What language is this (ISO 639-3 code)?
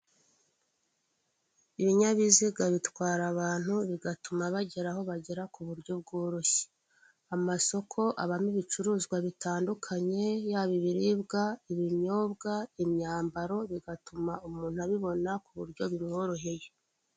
kin